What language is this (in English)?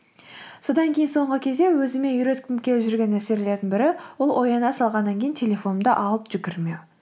Kazakh